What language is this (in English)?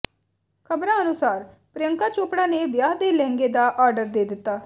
Punjabi